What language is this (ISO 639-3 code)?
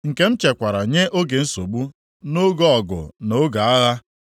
ibo